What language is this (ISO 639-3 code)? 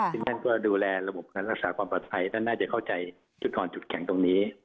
tha